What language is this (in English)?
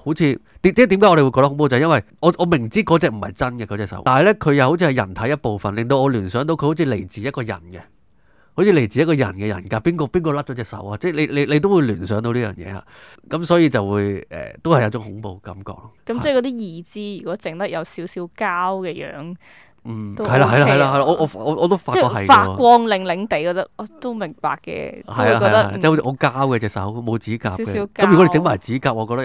Chinese